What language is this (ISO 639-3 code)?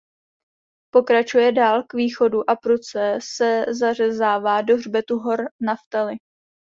ces